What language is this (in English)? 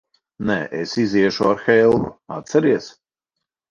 Latvian